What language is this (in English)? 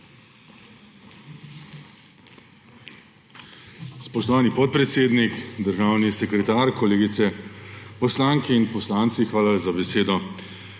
Slovenian